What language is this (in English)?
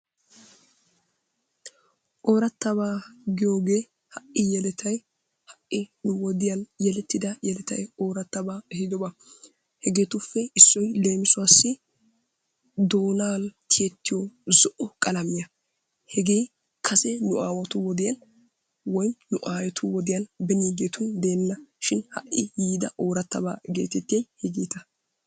Wolaytta